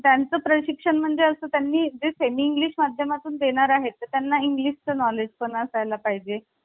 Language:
Marathi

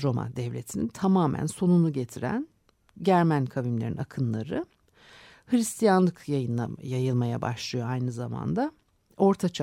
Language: Turkish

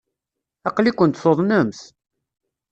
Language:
Kabyle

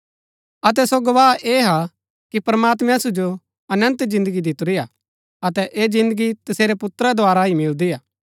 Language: Gaddi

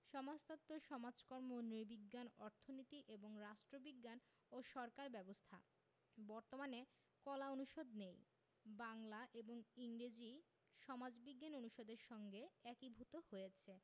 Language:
Bangla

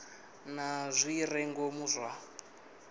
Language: Venda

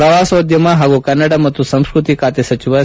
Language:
Kannada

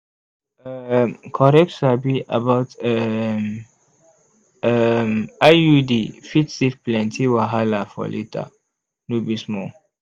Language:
Nigerian Pidgin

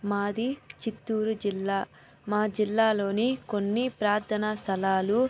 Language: Telugu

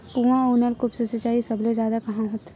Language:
Chhattisgarhi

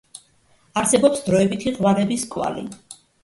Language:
Georgian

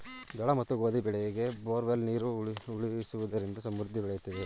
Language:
Kannada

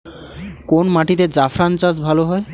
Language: Bangla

